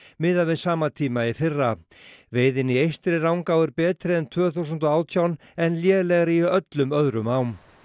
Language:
Icelandic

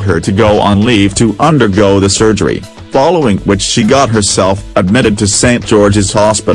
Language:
English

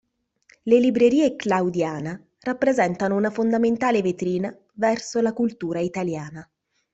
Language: Italian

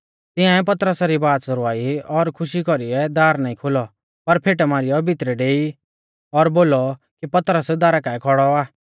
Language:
Mahasu Pahari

